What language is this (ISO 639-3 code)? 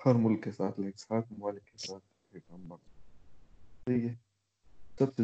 urd